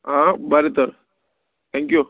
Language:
Konkani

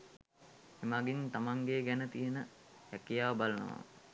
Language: Sinhala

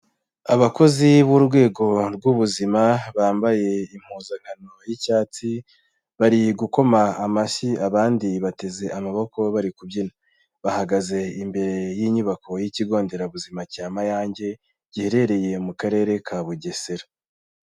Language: Kinyarwanda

